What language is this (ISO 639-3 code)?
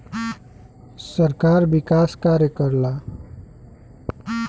bho